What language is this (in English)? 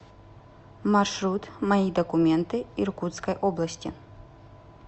Russian